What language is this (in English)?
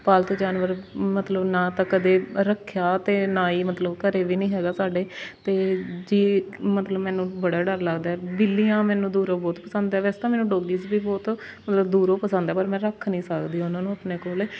Punjabi